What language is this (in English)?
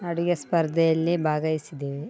Kannada